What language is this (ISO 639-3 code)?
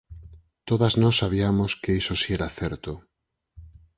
glg